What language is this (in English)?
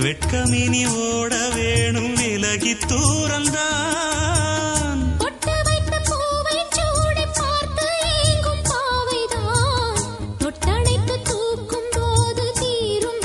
Tamil